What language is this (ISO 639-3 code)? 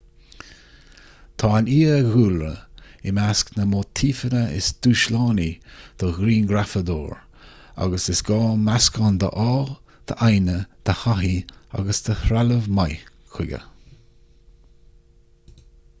gle